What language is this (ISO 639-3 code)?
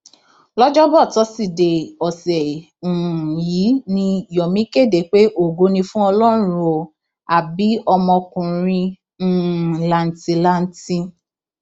yor